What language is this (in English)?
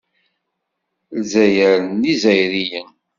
Kabyle